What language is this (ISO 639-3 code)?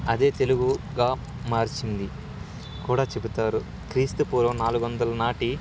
tel